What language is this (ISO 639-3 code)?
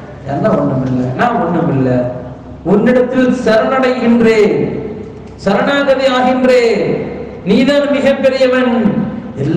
ind